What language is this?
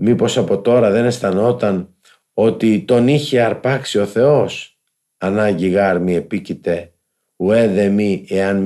Greek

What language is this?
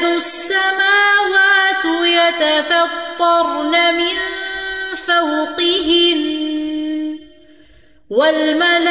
Urdu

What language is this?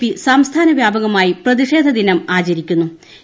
Malayalam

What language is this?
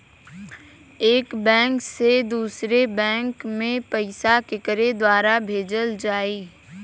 Bhojpuri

